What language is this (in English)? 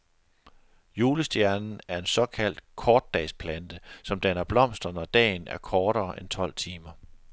Danish